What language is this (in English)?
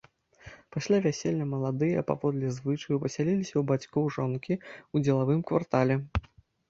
Belarusian